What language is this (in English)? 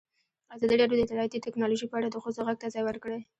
Pashto